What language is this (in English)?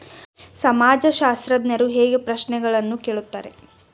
Kannada